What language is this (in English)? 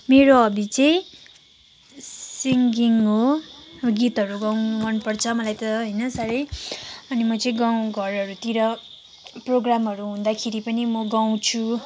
Nepali